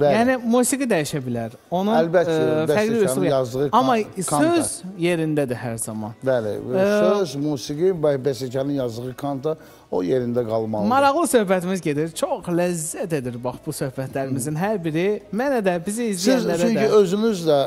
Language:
Turkish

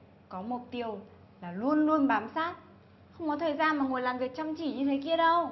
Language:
Vietnamese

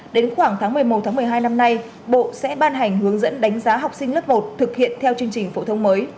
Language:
Vietnamese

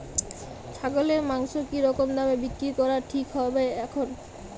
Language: Bangla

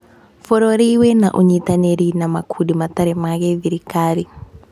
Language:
Kikuyu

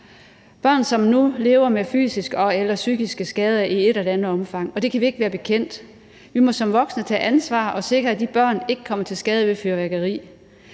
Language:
Danish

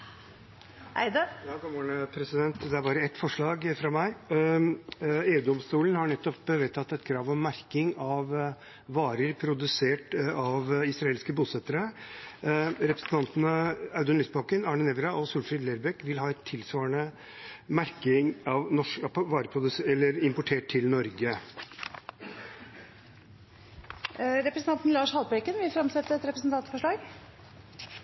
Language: Norwegian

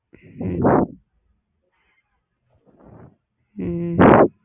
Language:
Tamil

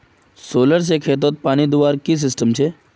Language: Magahi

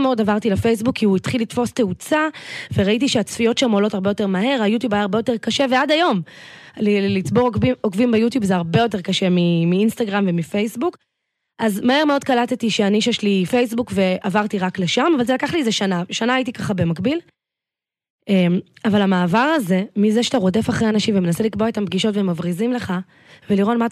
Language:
Hebrew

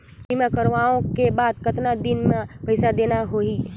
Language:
Chhattisgarhi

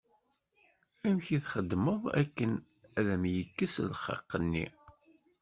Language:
Kabyle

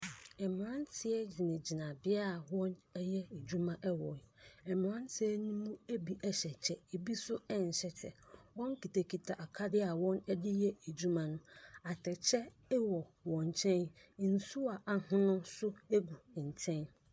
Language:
Akan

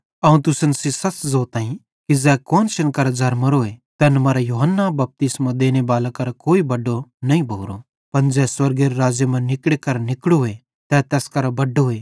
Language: Bhadrawahi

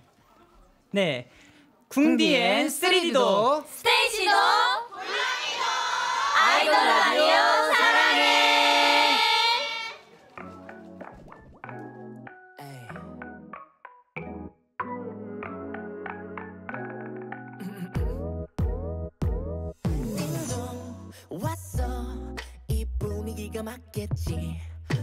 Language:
Korean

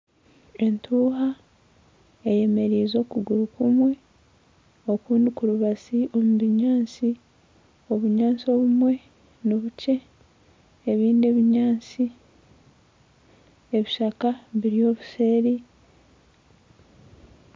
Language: Nyankole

